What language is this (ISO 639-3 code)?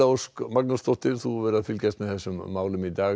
isl